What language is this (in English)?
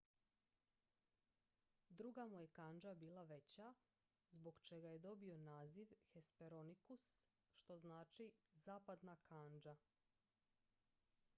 Croatian